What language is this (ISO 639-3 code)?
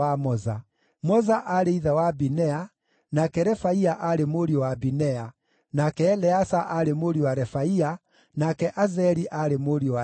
kik